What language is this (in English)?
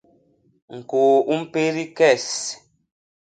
Basaa